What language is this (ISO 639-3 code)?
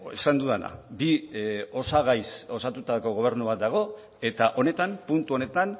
eus